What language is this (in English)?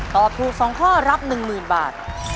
Thai